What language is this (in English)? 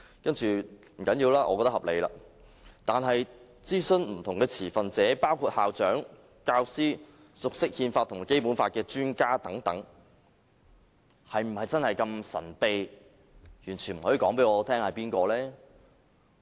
Cantonese